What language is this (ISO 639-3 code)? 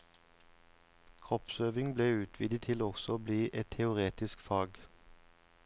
nor